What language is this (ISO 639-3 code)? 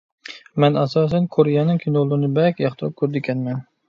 uig